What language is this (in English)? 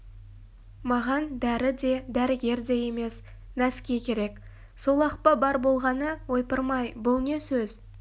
Kazakh